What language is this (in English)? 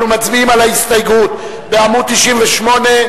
Hebrew